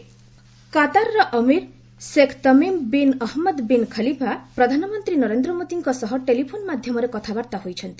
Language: Odia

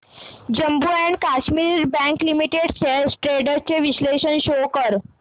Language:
Marathi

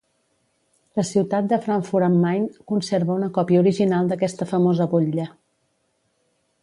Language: Catalan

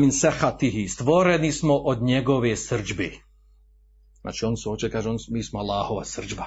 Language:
Croatian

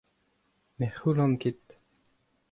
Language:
Breton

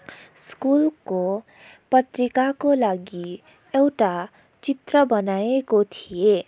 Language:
Nepali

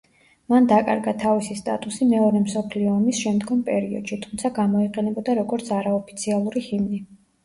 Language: Georgian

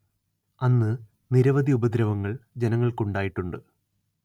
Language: Malayalam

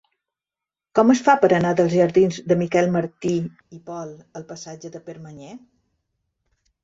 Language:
Catalan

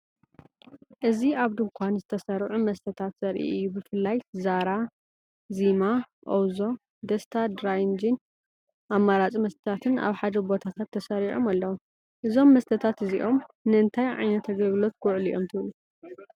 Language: Tigrinya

